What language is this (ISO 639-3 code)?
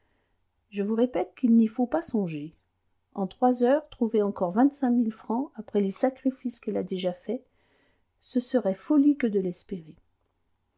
fra